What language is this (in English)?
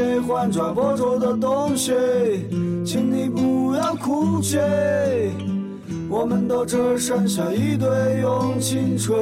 Chinese